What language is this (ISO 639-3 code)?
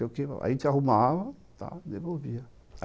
por